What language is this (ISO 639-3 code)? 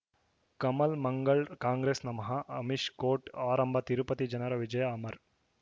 kan